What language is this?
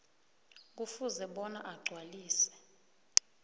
South Ndebele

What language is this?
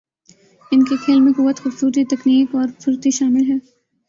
Urdu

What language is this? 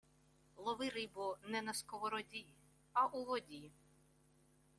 Ukrainian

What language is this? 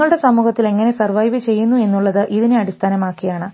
Malayalam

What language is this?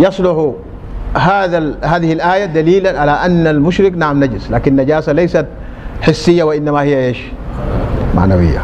Arabic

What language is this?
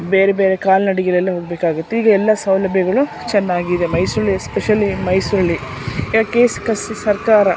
Kannada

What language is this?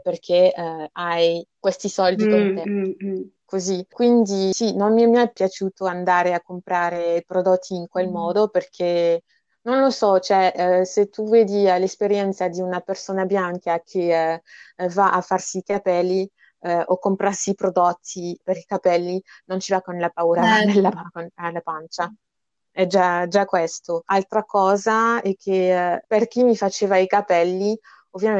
Italian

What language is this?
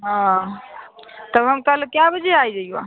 Maithili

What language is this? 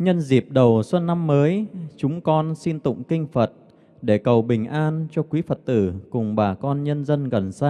Vietnamese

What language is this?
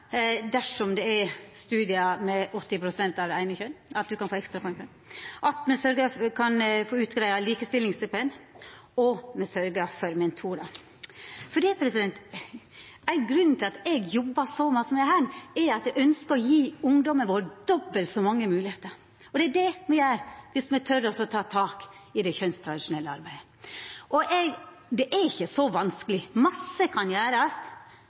Norwegian Nynorsk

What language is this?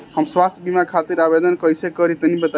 Bhojpuri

